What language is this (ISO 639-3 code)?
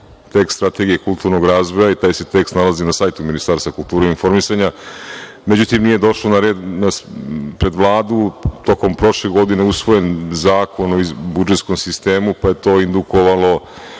srp